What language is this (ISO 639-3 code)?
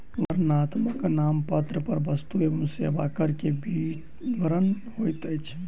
mai